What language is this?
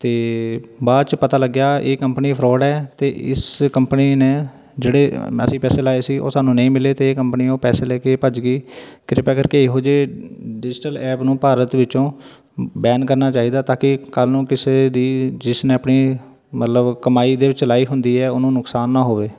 Punjabi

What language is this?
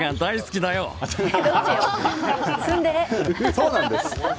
Japanese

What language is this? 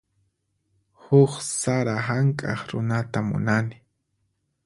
Puno Quechua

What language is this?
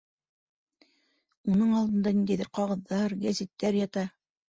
Bashkir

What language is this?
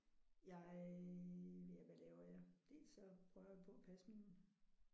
Danish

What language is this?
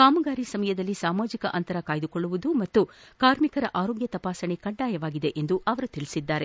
Kannada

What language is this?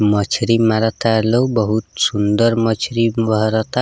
Bhojpuri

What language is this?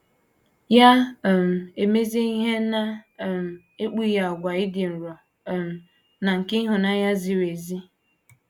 Igbo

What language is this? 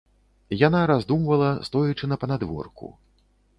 Belarusian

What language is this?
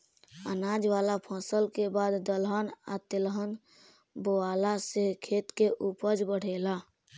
Bhojpuri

